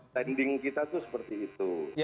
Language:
Indonesian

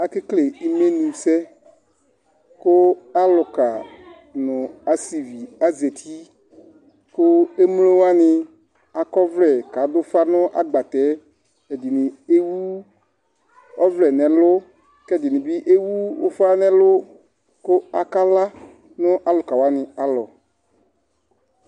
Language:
Ikposo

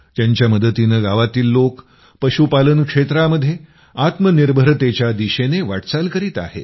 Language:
Marathi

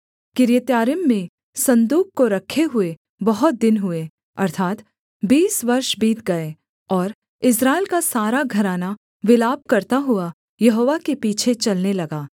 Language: Hindi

